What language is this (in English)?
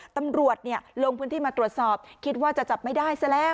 Thai